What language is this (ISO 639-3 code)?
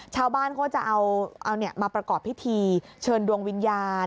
tha